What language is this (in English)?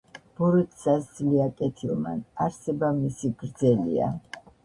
Georgian